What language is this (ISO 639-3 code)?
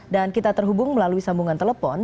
ind